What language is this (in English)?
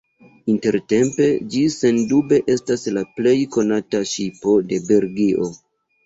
Esperanto